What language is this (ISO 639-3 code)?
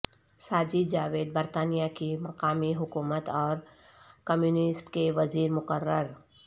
urd